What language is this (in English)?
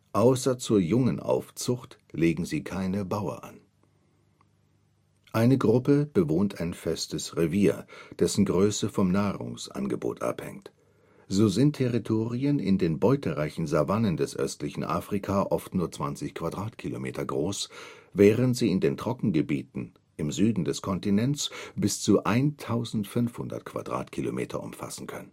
German